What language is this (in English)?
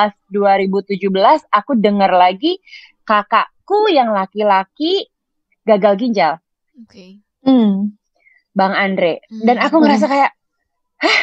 Indonesian